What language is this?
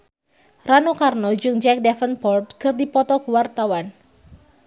Sundanese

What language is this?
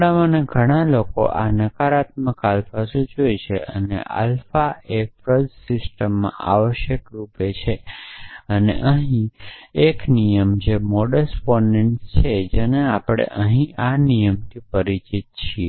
Gujarati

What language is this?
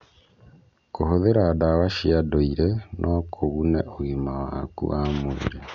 Kikuyu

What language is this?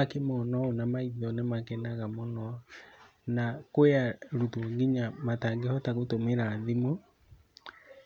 Kikuyu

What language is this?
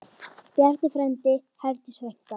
Icelandic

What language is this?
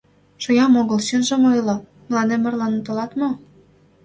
Mari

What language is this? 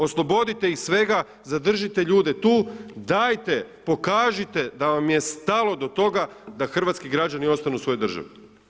Croatian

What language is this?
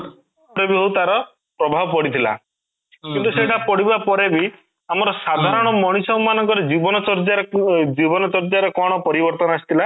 Odia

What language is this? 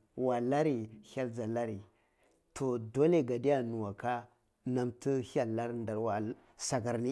Cibak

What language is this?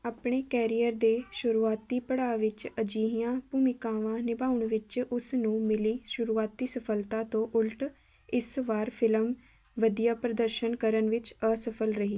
Punjabi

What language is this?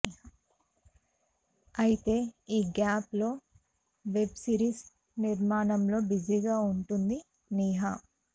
Telugu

